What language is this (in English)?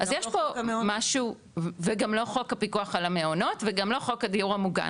Hebrew